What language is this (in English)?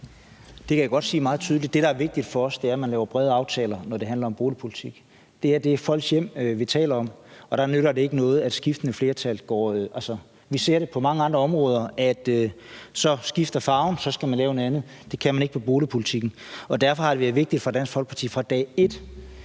Danish